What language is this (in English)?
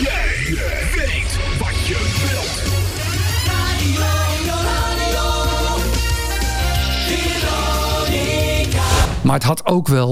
Dutch